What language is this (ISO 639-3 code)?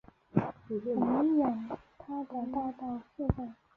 zho